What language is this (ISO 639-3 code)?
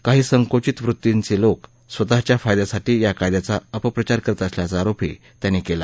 mar